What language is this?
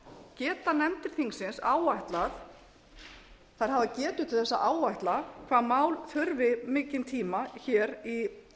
Icelandic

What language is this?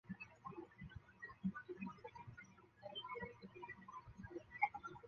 Chinese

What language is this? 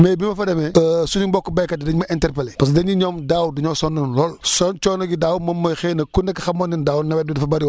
Wolof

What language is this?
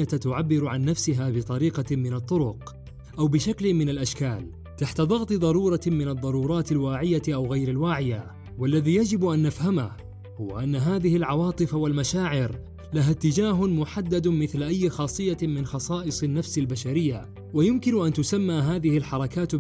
Arabic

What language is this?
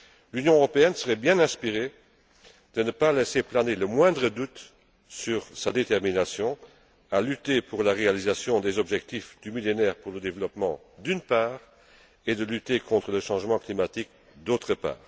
French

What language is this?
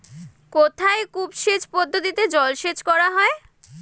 Bangla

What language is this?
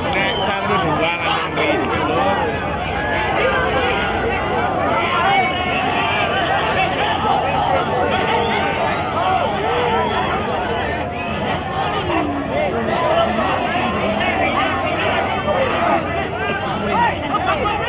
Indonesian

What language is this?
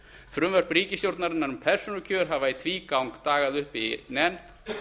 Icelandic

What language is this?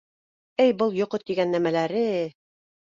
Bashkir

